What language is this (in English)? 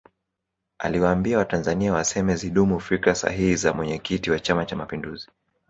Swahili